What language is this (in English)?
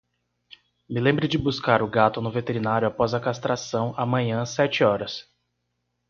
Portuguese